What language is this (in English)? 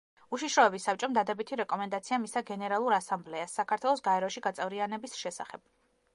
Georgian